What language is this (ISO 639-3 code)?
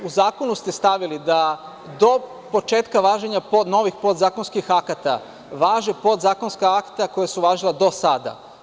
srp